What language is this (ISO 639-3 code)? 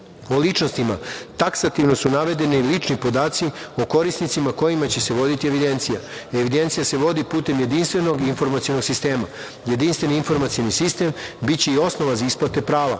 srp